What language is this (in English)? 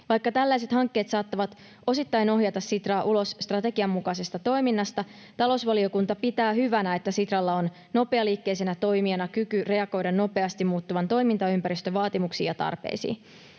Finnish